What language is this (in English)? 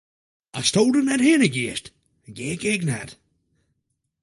Western Frisian